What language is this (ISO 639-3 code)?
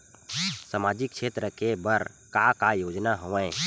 hne